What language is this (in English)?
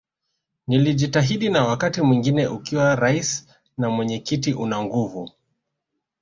Swahili